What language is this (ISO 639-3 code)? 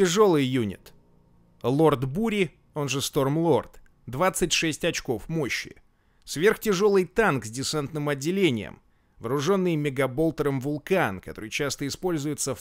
rus